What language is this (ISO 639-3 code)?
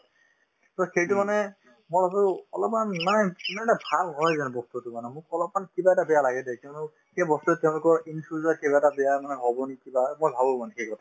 asm